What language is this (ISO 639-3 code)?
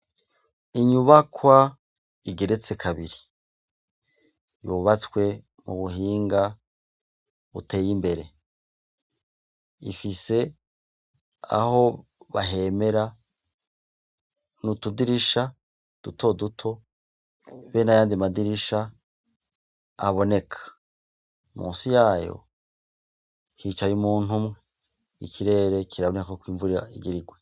run